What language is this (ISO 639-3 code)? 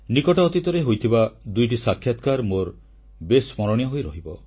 ori